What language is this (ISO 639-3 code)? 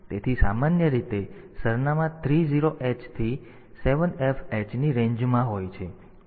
guj